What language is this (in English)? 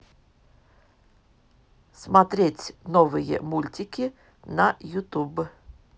Russian